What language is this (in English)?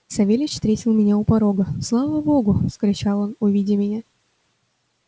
Russian